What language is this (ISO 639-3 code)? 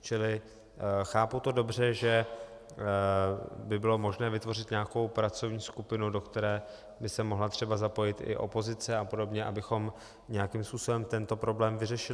ces